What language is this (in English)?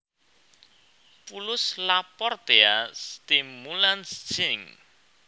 Javanese